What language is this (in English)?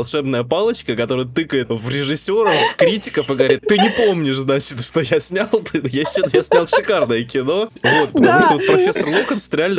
Russian